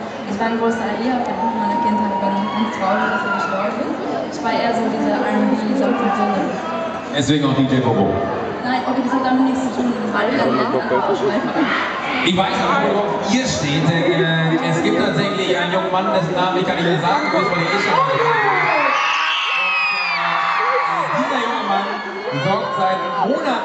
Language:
German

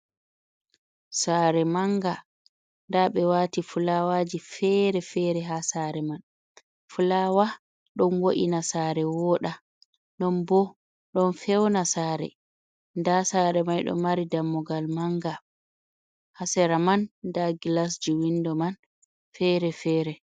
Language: Fula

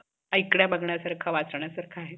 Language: Marathi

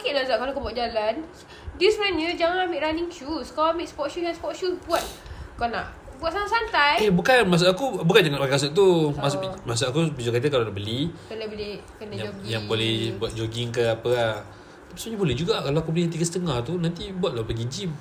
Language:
Malay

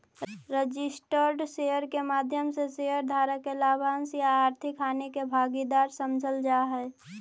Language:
Magahi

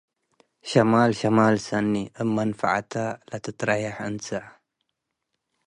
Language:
Tigre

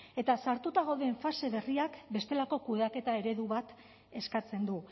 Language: Basque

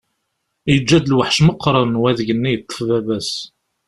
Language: Kabyle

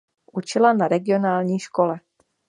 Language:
Czech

